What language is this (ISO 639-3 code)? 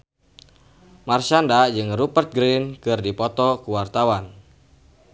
sun